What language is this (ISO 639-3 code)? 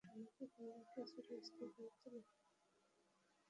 ben